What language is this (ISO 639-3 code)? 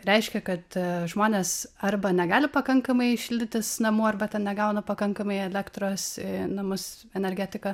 lit